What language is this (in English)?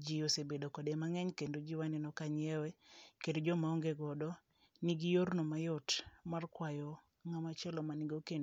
Luo (Kenya and Tanzania)